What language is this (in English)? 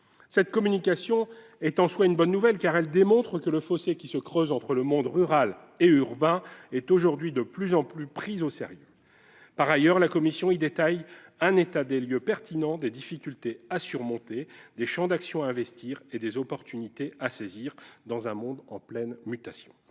French